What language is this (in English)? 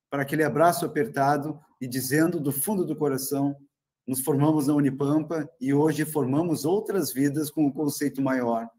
Portuguese